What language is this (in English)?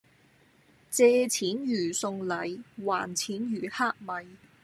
Cantonese